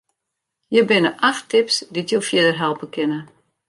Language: Western Frisian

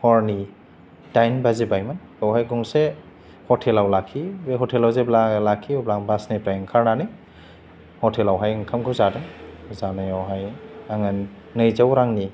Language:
Bodo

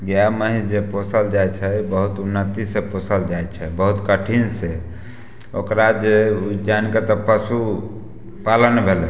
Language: Maithili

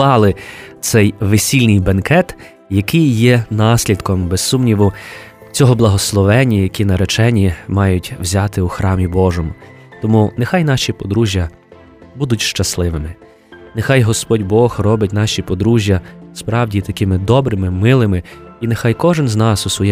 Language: Ukrainian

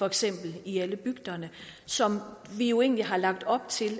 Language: Danish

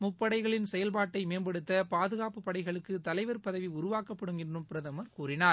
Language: Tamil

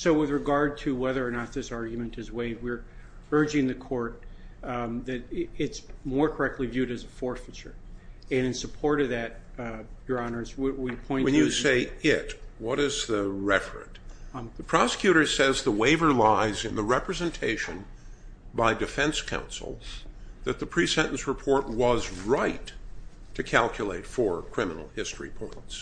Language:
English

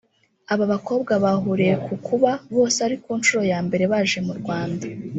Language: Kinyarwanda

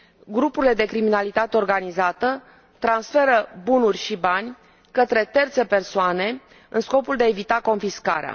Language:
Romanian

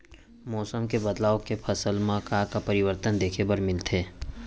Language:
Chhattisgarhi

